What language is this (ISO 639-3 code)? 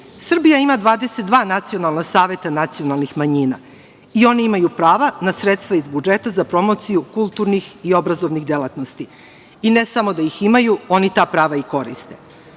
srp